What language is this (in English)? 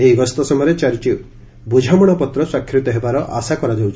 Odia